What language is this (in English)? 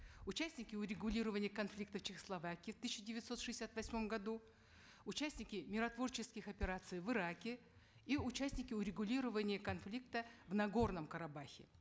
Kazakh